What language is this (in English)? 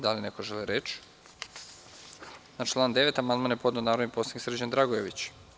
Serbian